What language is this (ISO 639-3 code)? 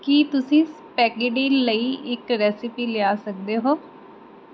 pan